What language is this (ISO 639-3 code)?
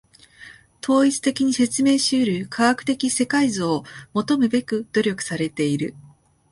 jpn